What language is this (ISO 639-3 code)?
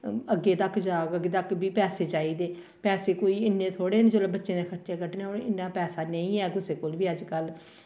doi